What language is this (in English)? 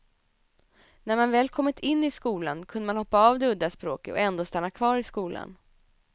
Swedish